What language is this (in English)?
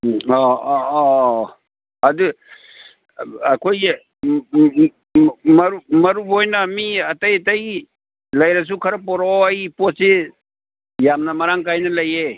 Manipuri